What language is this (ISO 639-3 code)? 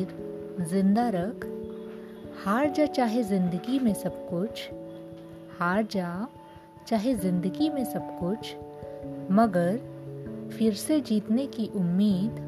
hin